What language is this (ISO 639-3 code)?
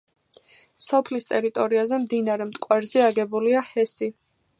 kat